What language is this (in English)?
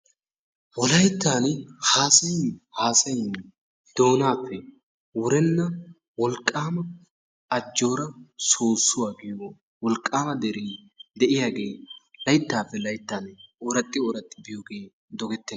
Wolaytta